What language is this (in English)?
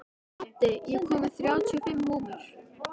Icelandic